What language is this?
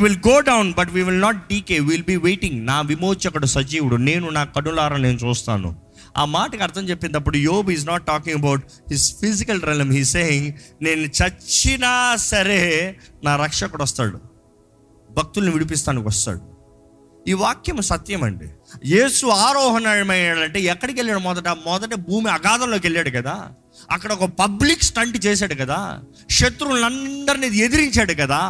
Telugu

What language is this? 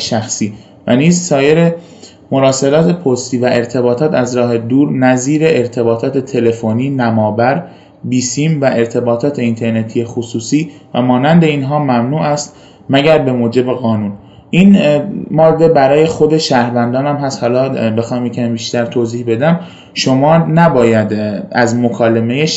Persian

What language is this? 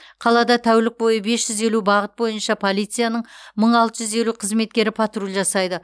Kazakh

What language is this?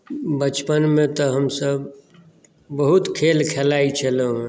Maithili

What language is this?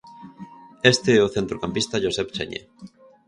Galician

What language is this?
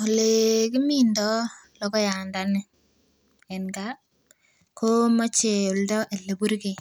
Kalenjin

